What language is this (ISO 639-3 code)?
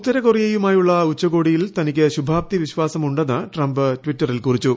mal